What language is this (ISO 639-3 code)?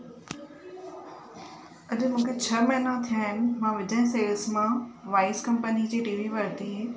snd